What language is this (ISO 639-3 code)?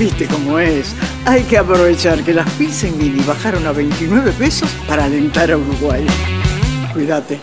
spa